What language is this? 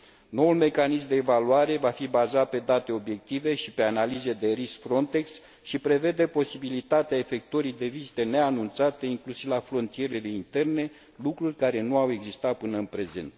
Romanian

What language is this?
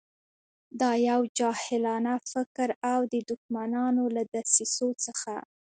Pashto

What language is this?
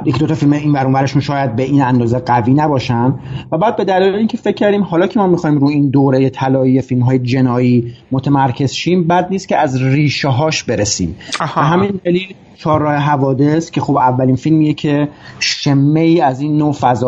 Persian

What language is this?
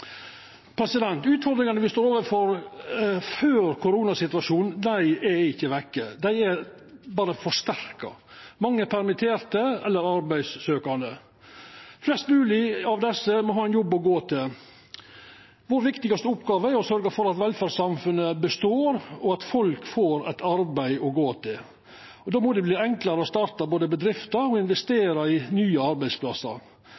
Norwegian Nynorsk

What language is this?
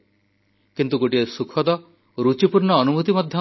Odia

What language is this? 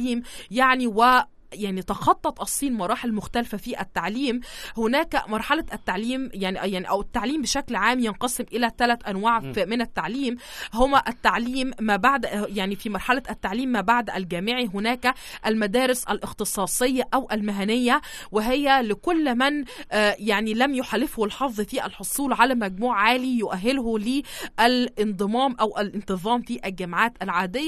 Arabic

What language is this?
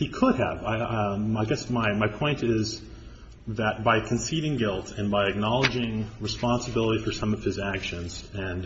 English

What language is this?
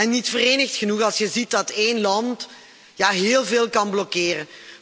Dutch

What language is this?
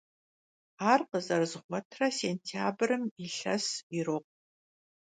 Kabardian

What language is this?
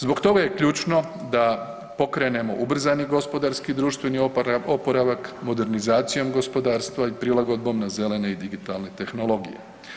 Croatian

